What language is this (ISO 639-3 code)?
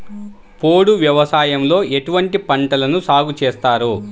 tel